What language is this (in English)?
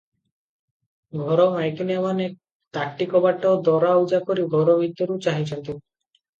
Odia